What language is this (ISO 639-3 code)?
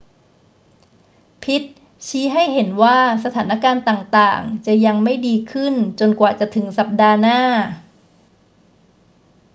tha